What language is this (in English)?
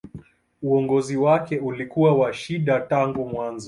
Swahili